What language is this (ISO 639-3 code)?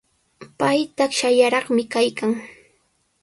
qws